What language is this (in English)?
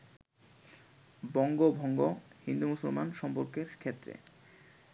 Bangla